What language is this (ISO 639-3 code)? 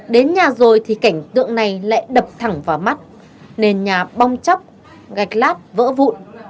vie